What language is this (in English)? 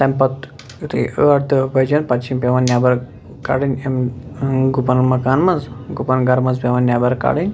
Kashmiri